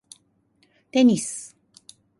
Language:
Japanese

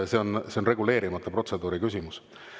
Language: Estonian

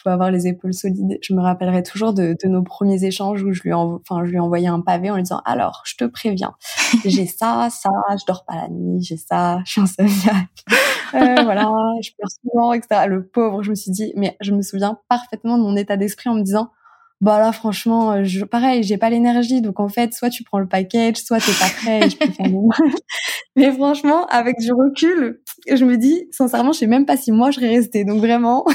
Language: French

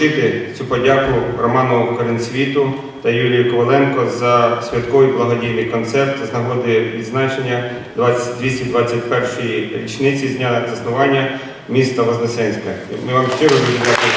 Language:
Romanian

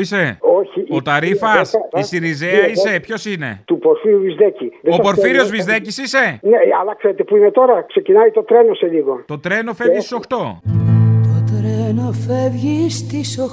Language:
Greek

